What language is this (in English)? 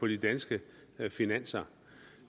Danish